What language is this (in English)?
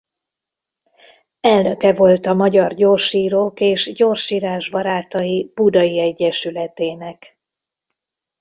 Hungarian